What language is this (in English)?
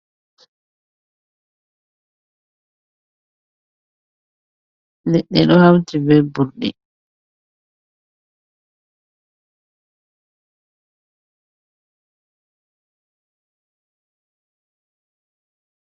Fula